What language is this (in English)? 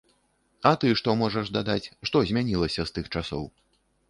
Belarusian